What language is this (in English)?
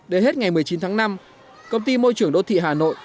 Vietnamese